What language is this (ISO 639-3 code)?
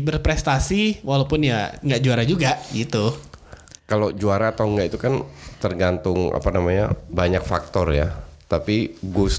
ind